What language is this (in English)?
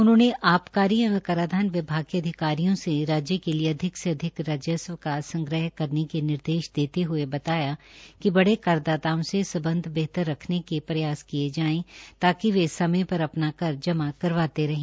Hindi